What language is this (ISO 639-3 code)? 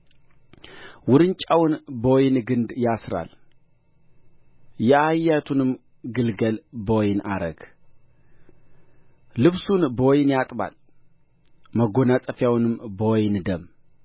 amh